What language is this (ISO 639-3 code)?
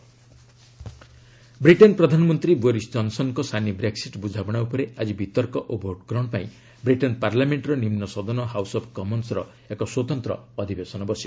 ori